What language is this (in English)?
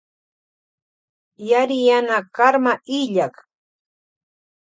Loja Highland Quichua